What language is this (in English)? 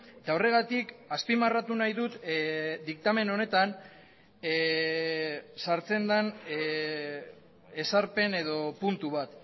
Basque